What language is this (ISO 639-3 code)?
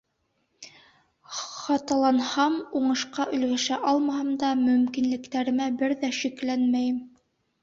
bak